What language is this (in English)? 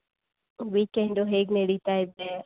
Kannada